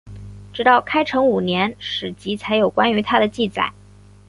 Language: Chinese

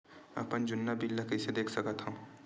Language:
Chhattisgarhi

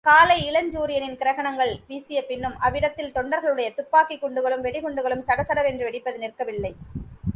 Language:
Tamil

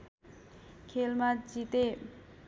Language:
Nepali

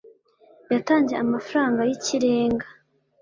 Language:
Kinyarwanda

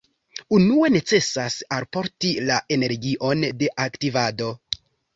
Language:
Esperanto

